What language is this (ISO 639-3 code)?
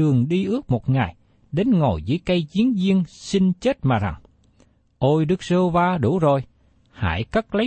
vie